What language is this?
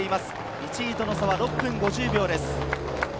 Japanese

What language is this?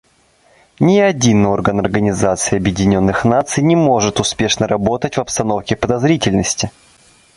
Russian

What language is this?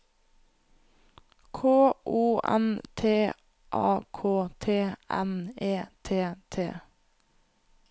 Norwegian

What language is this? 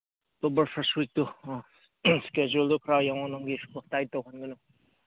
Manipuri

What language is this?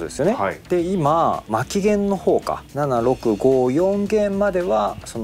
Japanese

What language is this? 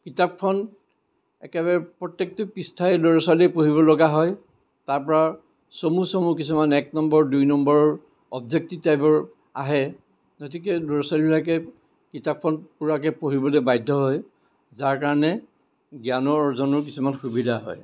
Assamese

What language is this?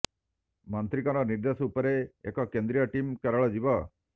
Odia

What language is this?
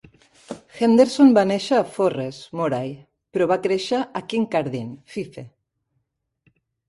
Catalan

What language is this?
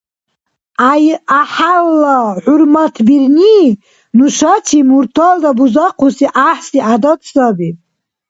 Dargwa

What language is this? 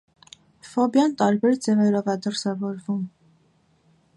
Armenian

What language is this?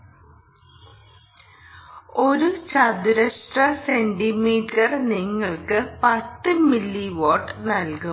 Malayalam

